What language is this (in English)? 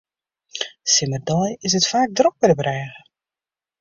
Western Frisian